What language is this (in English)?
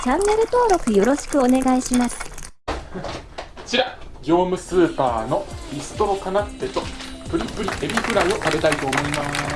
Japanese